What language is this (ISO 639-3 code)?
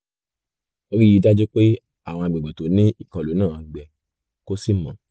yor